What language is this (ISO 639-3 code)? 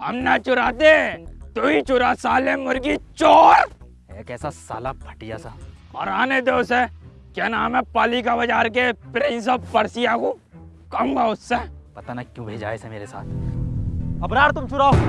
hin